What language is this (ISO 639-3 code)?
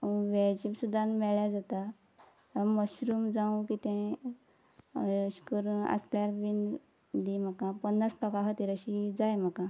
kok